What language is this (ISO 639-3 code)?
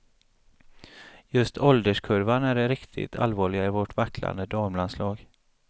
swe